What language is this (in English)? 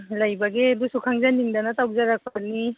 Manipuri